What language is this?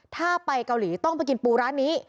Thai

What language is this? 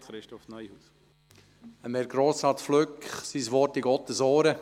Swiss German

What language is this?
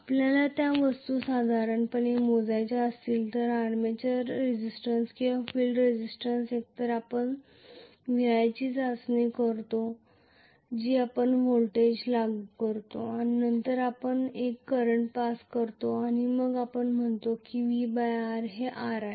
Marathi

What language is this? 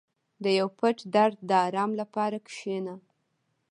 Pashto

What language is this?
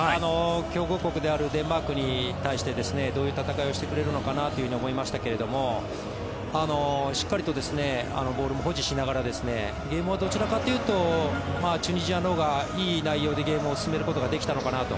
Japanese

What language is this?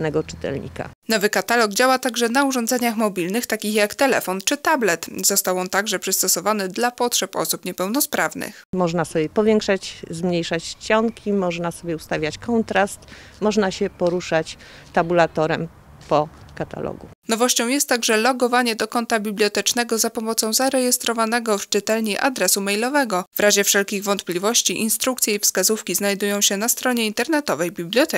Polish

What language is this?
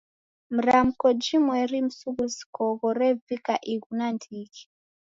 Taita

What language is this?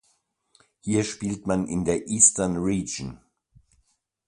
German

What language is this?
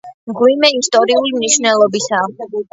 Georgian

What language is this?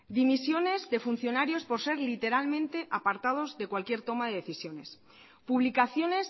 Spanish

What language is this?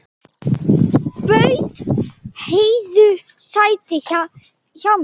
Icelandic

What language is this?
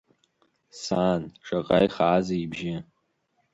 Abkhazian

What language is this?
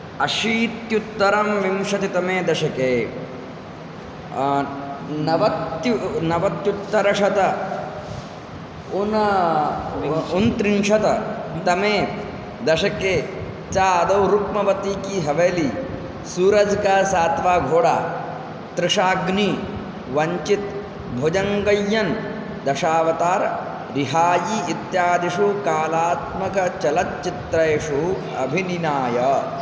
Sanskrit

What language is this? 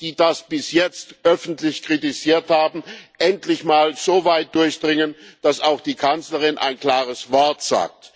German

